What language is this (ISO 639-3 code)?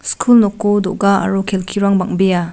grt